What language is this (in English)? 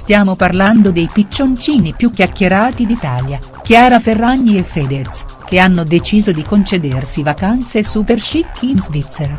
Italian